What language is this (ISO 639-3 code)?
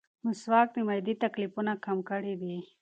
pus